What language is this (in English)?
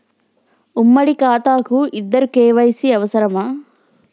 Telugu